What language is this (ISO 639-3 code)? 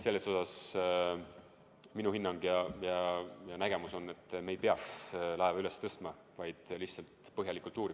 est